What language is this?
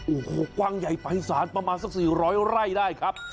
Thai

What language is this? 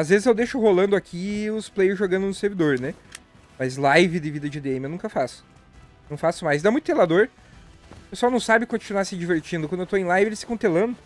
Portuguese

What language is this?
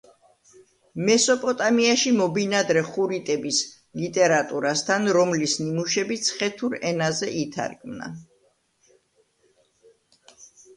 Georgian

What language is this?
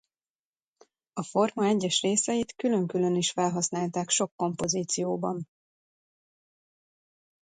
Hungarian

